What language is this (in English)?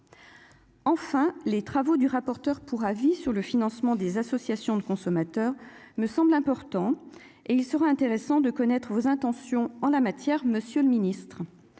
French